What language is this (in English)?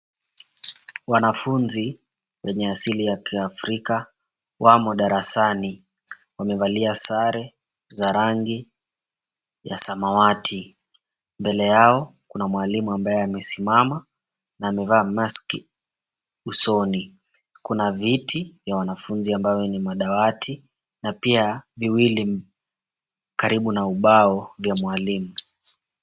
Swahili